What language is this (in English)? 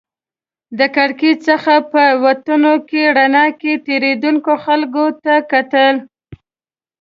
Pashto